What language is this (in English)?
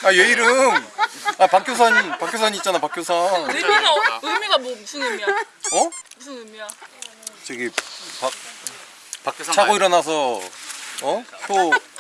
Korean